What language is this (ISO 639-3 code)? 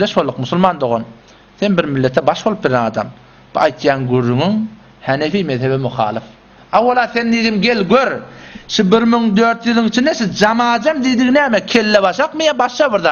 ara